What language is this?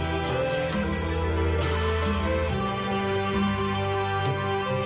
Thai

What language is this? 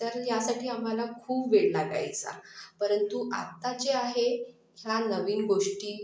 Marathi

